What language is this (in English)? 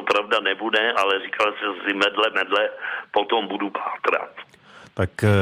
Czech